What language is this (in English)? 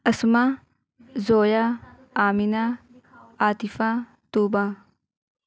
Urdu